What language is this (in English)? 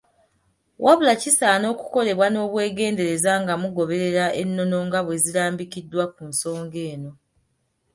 Ganda